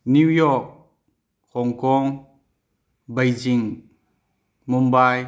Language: Manipuri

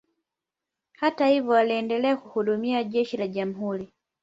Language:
Swahili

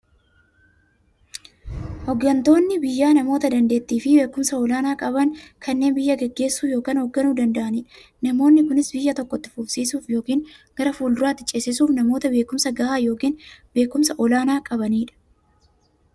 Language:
Oromo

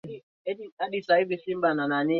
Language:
Swahili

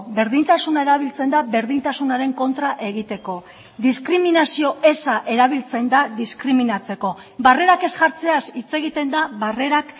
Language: Basque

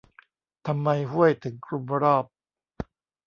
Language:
Thai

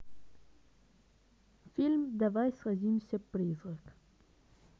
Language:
Russian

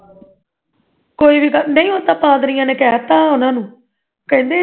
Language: Punjabi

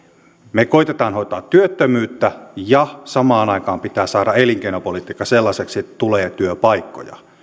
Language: Finnish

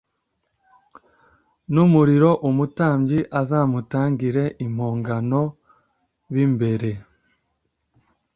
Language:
Kinyarwanda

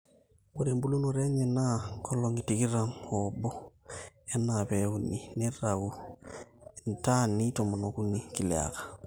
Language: Masai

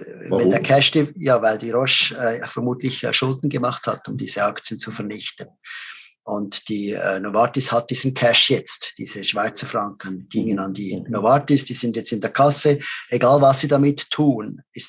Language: German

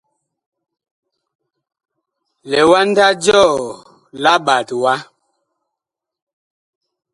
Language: Bakoko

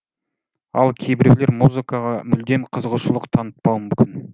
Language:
Kazakh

